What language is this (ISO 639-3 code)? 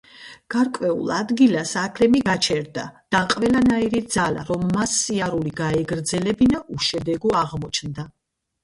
kat